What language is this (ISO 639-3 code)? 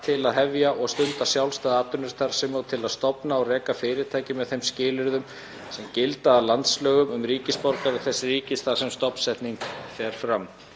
isl